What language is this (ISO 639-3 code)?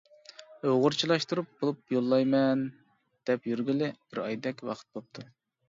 uig